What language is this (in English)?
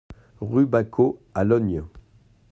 French